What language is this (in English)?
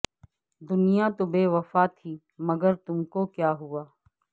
Urdu